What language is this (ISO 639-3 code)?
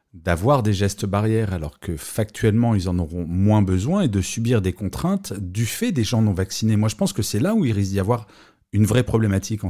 fra